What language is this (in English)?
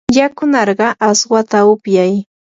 Yanahuanca Pasco Quechua